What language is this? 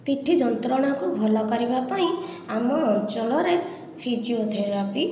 Odia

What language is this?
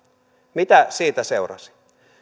Finnish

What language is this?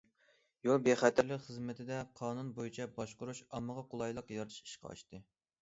Uyghur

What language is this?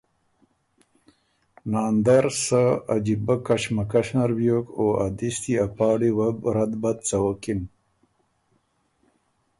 Ormuri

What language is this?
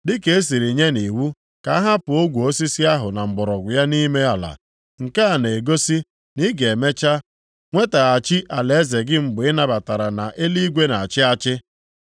Igbo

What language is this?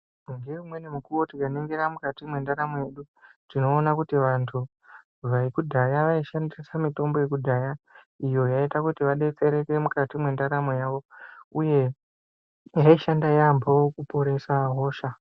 Ndau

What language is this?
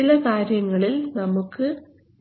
Malayalam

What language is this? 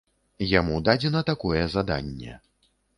Belarusian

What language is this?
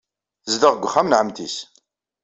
Kabyle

